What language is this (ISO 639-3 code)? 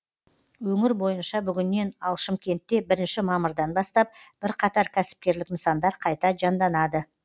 kaz